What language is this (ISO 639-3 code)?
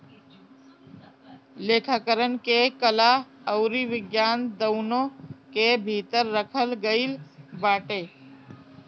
bho